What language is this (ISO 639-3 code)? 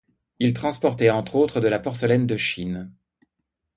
fra